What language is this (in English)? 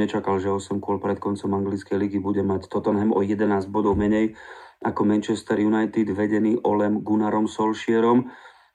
Slovak